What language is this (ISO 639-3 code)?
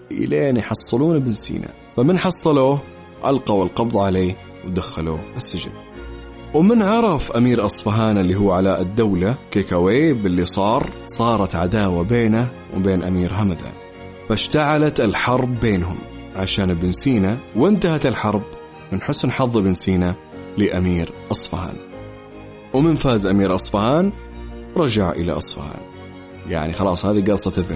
ara